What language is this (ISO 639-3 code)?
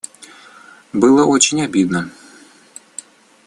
rus